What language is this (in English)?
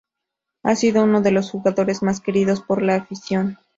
Spanish